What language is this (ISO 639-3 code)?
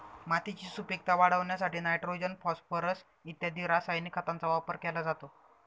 mar